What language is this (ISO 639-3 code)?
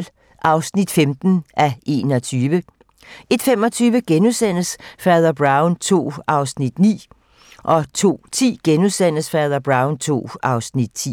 dan